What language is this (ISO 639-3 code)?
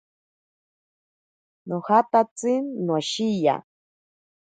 prq